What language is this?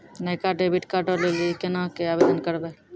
Maithili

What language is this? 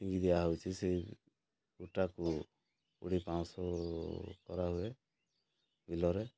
Odia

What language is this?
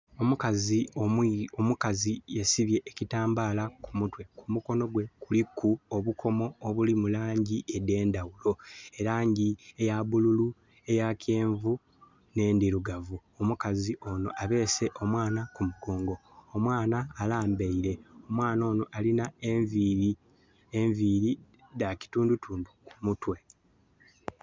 Soga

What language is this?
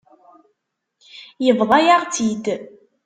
Kabyle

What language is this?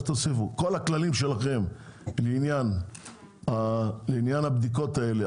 Hebrew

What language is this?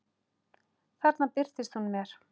Icelandic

